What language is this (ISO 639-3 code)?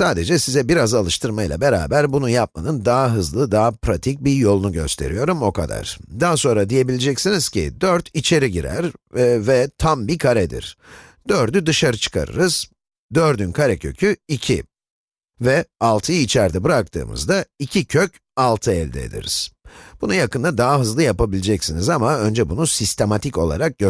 tur